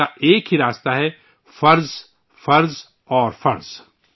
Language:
Urdu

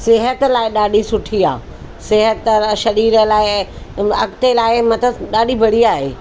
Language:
Sindhi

